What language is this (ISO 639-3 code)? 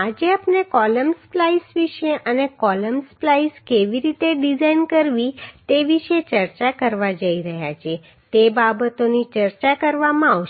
guj